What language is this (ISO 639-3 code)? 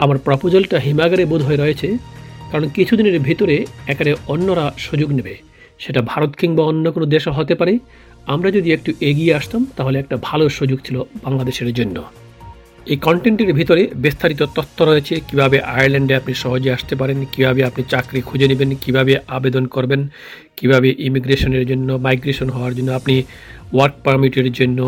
ben